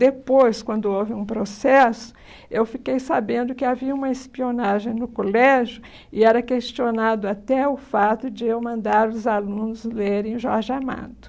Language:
Portuguese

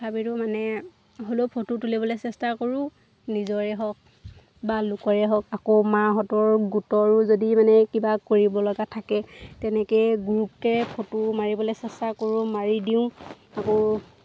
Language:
Assamese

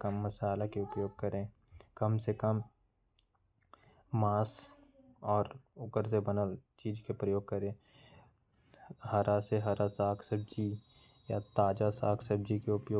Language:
Korwa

